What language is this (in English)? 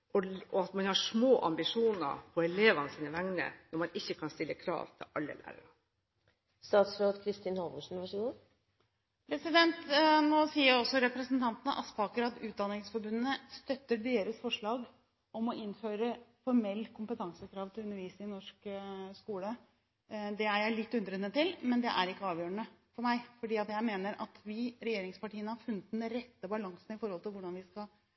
Norwegian Bokmål